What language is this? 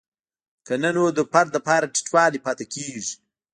Pashto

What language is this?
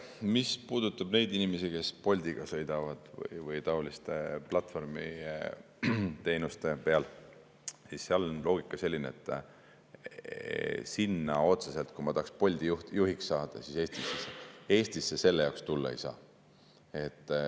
Estonian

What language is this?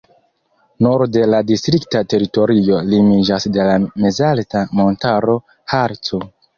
Esperanto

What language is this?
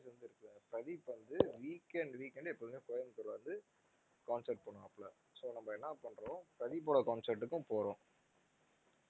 Tamil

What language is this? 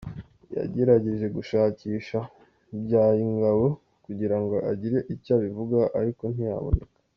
Kinyarwanda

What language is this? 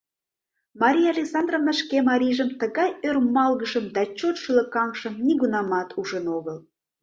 Mari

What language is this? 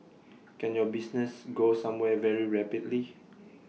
English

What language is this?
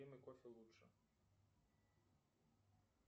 Russian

